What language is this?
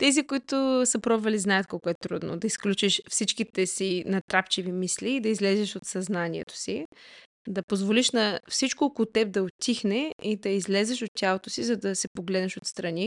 Bulgarian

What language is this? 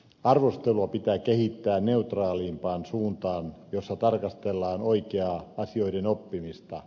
Finnish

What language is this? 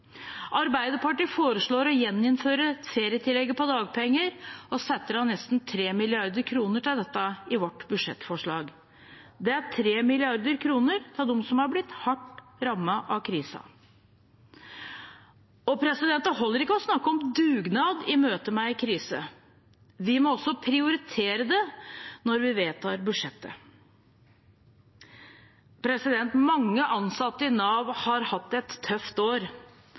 Norwegian Bokmål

